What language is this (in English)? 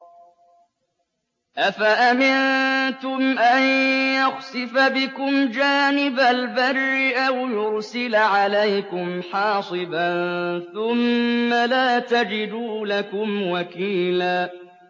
Arabic